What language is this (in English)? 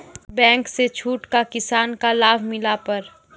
Maithili